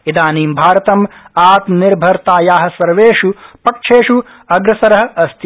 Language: Sanskrit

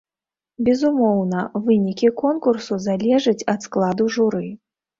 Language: Belarusian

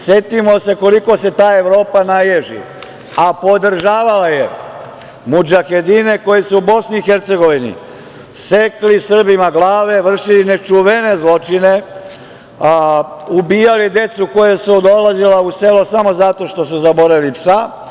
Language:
Serbian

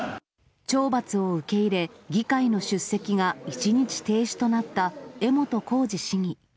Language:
Japanese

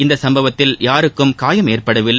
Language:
Tamil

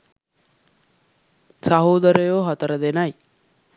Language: Sinhala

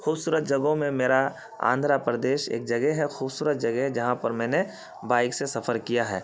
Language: Urdu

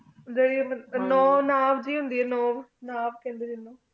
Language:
Punjabi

